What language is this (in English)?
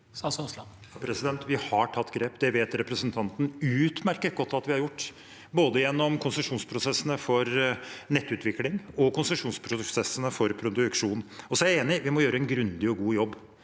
Norwegian